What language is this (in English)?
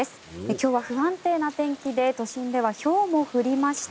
Japanese